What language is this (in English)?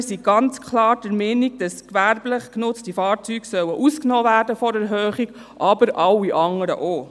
Swiss German